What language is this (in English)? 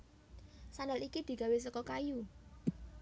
Javanese